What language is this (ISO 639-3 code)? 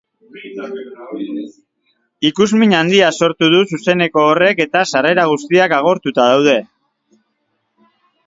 eus